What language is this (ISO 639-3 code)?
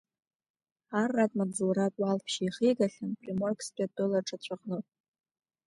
abk